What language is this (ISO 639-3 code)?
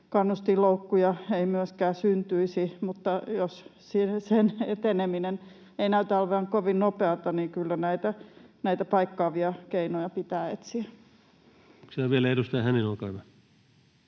fin